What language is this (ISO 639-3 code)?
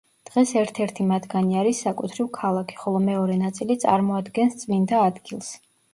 kat